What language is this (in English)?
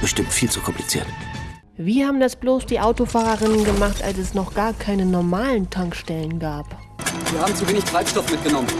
German